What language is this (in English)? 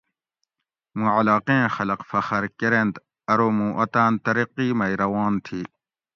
Gawri